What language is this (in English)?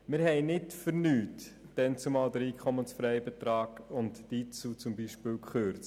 Swiss German